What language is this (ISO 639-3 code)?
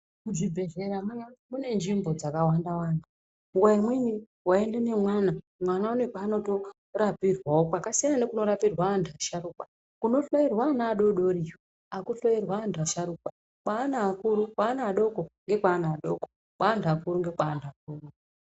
ndc